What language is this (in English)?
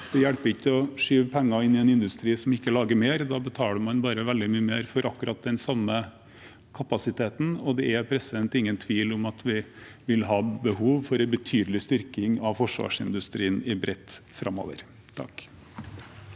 Norwegian